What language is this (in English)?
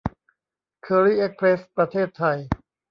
Thai